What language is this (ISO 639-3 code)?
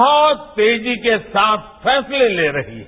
hin